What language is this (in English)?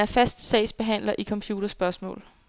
Danish